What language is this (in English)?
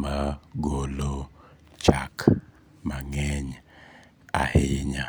Luo (Kenya and Tanzania)